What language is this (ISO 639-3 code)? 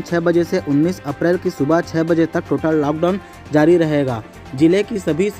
hin